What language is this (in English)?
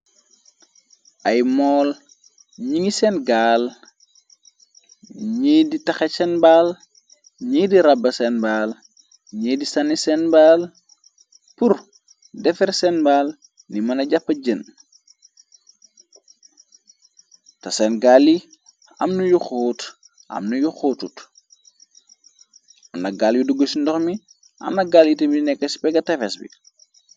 Wolof